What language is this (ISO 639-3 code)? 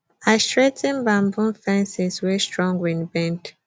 pcm